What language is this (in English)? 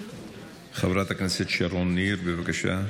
Hebrew